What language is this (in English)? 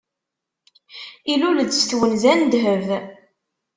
Kabyle